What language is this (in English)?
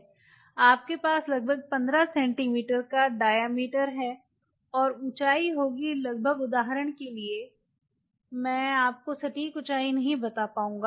Hindi